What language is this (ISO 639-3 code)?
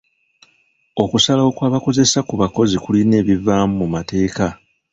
lug